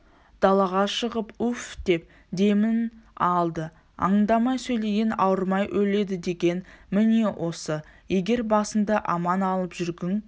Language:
Kazakh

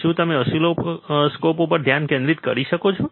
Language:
Gujarati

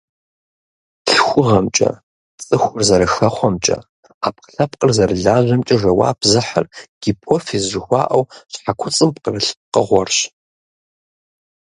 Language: Kabardian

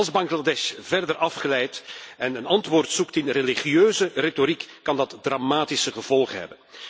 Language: Dutch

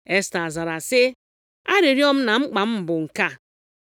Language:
Igbo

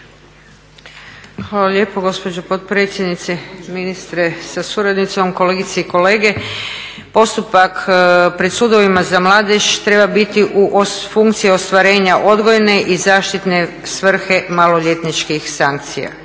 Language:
Croatian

